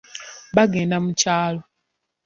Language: Ganda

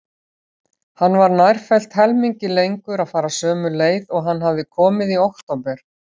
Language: Icelandic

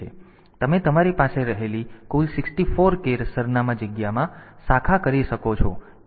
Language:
Gujarati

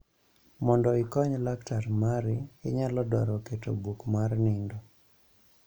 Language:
Luo (Kenya and Tanzania)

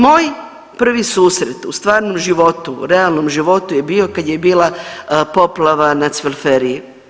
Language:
Croatian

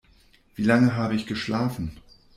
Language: German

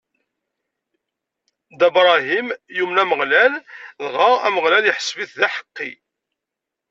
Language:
Kabyle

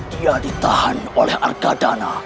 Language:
Indonesian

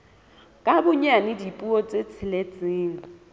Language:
Southern Sotho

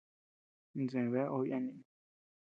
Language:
Tepeuxila Cuicatec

